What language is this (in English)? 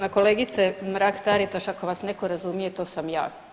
Croatian